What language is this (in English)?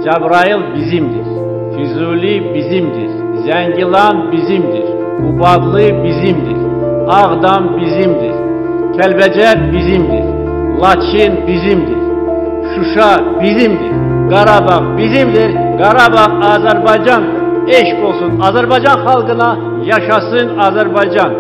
Turkish